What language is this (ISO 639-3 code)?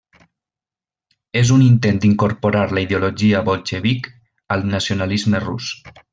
cat